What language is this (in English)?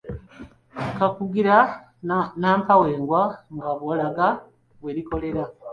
Ganda